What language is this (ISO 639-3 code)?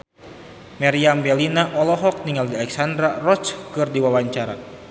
sun